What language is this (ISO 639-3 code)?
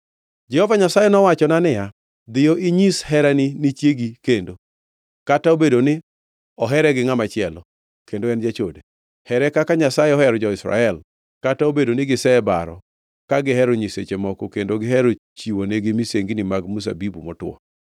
luo